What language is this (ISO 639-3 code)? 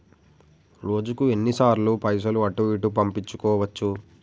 tel